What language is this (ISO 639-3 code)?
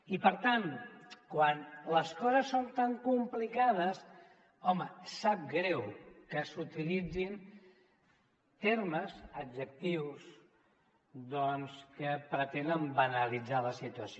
cat